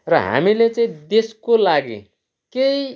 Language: Nepali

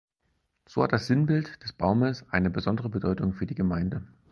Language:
German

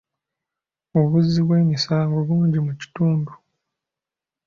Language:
Ganda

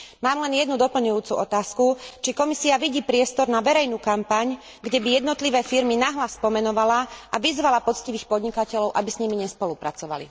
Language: Slovak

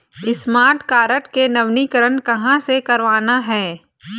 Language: Chhattisgarhi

